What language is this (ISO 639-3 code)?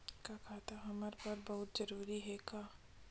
hne